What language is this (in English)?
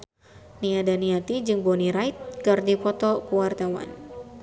Sundanese